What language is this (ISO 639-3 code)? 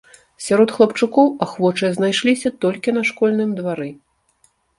bel